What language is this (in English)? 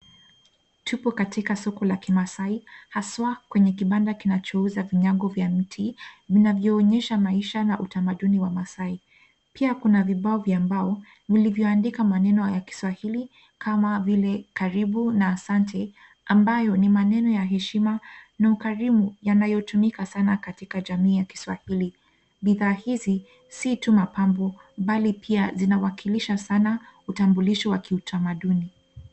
Swahili